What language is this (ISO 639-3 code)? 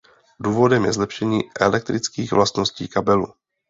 ces